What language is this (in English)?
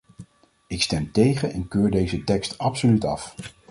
Dutch